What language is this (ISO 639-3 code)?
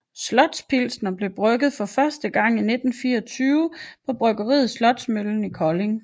dan